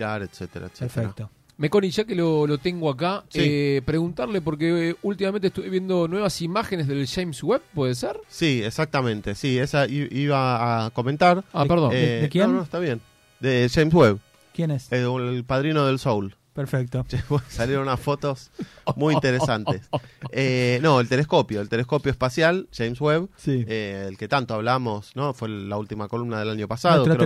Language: Spanish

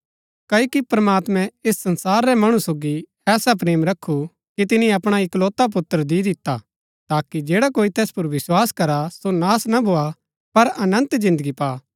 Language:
Gaddi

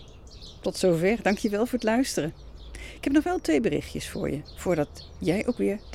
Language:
Dutch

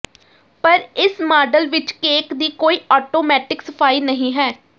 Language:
Punjabi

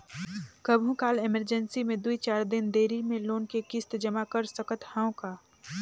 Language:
Chhattisgarhi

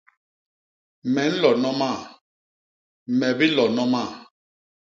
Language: Basaa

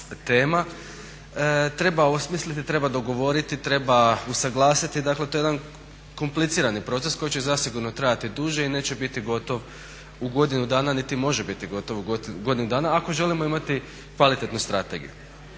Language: Croatian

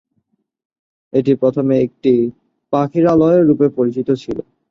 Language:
Bangla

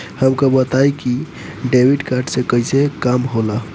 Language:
Bhojpuri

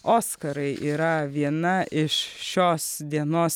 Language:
Lithuanian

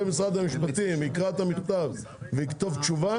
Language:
Hebrew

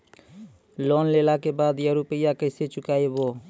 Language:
Maithili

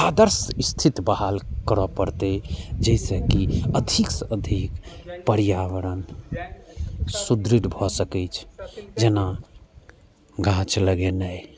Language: Maithili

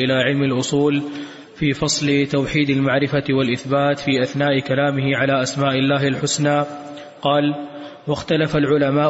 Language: Arabic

